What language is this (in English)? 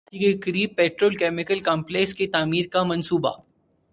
Urdu